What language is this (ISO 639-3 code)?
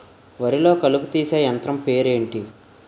tel